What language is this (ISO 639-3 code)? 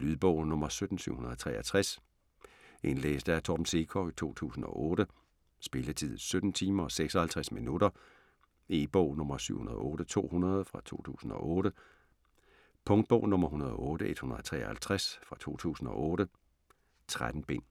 dan